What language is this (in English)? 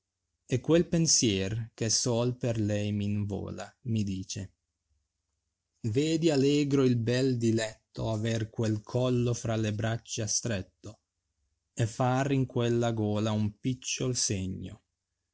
Italian